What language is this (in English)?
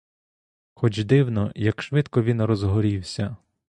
Ukrainian